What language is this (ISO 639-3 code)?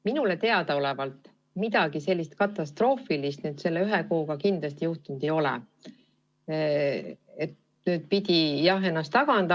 est